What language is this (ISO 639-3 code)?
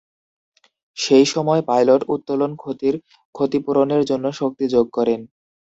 ben